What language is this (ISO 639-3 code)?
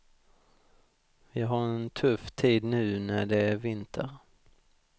swe